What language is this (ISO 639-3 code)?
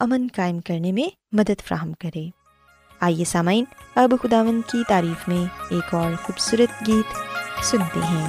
urd